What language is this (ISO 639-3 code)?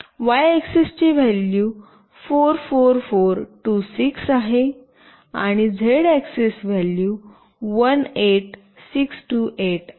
mar